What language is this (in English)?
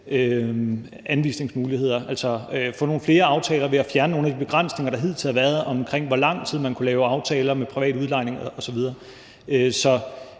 Danish